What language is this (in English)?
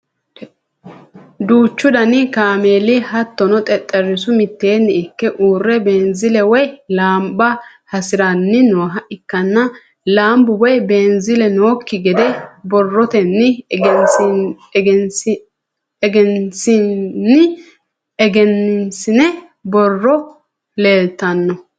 Sidamo